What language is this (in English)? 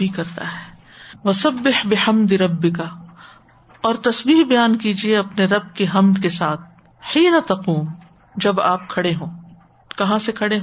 Urdu